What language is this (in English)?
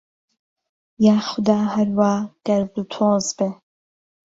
Central Kurdish